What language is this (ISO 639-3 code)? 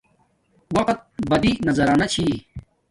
dmk